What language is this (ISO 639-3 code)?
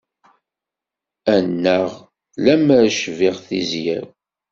kab